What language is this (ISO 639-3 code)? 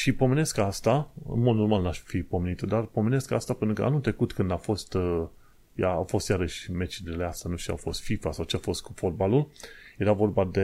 ron